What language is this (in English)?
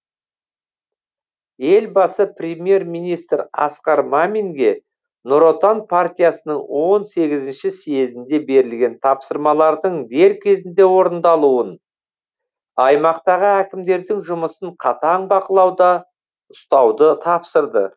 Kazakh